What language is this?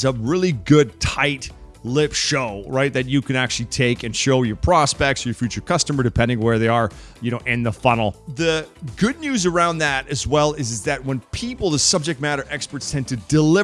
English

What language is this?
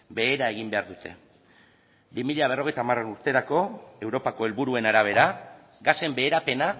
Basque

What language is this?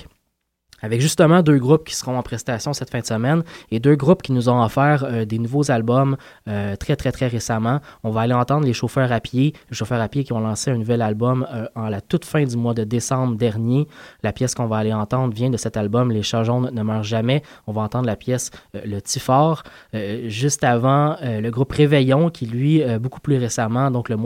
French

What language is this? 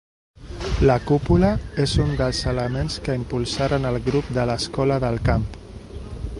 Catalan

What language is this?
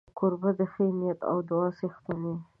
Pashto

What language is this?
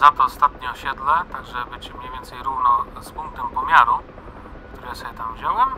Polish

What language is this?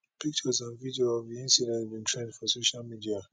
Nigerian Pidgin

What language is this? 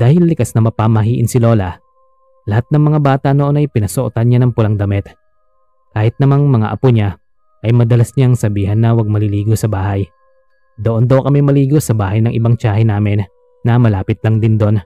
Filipino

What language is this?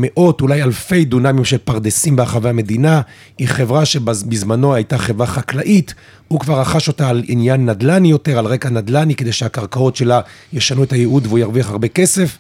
Hebrew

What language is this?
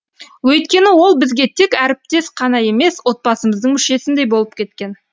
Kazakh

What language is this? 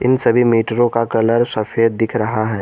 Hindi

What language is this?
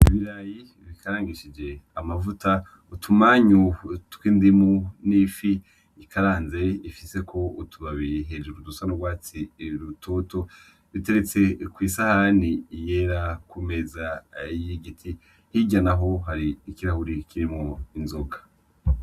Rundi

